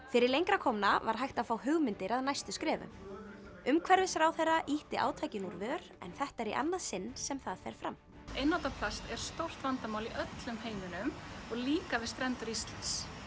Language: Icelandic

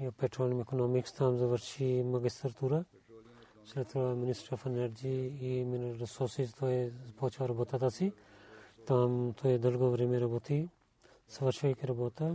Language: Bulgarian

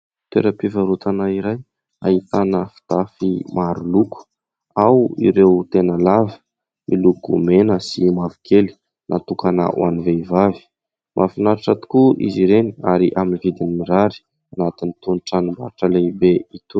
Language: Malagasy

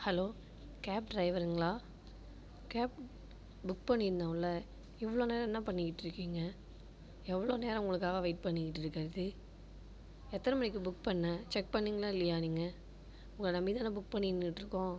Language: Tamil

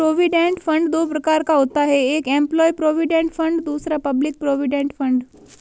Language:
Hindi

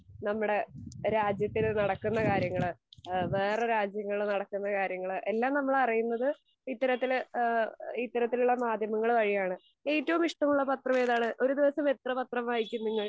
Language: Malayalam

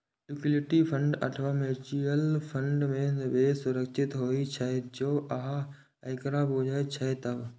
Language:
Maithili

